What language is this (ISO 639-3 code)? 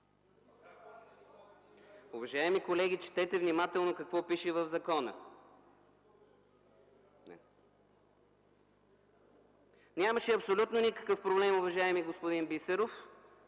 bul